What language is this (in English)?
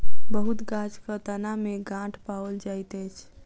Maithili